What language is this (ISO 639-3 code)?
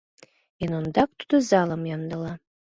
chm